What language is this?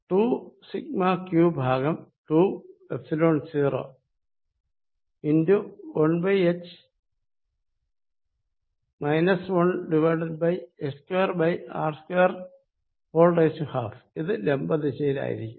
Malayalam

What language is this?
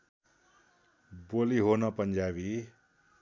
Nepali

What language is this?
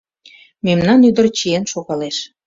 Mari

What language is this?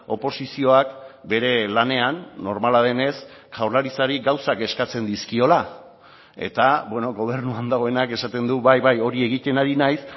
Basque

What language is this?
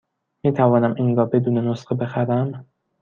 Persian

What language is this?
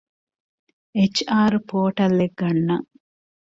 Divehi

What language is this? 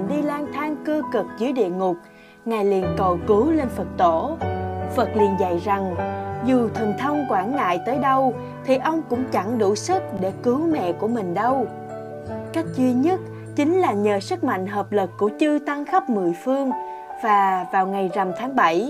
Vietnamese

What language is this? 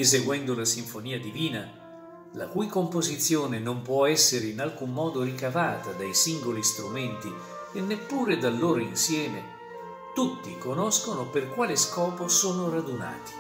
Italian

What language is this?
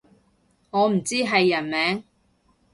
Cantonese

